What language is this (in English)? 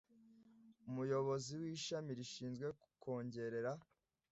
Kinyarwanda